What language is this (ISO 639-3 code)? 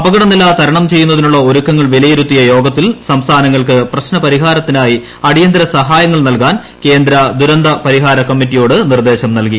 mal